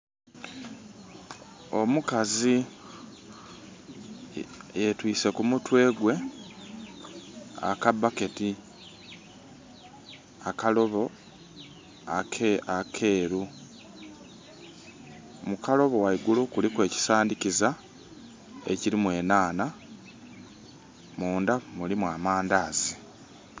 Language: Soga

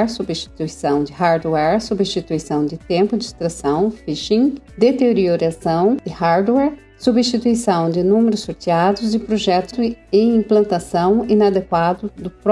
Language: Portuguese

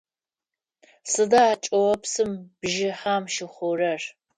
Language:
Adyghe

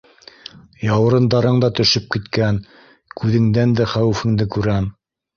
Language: Bashkir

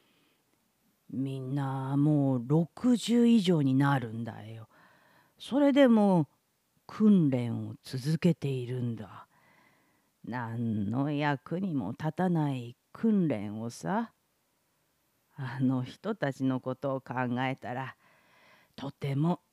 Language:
Japanese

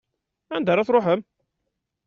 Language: Kabyle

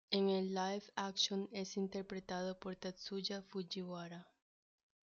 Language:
Spanish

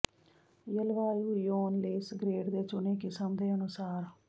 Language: Punjabi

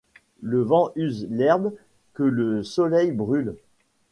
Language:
French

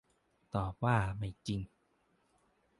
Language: Thai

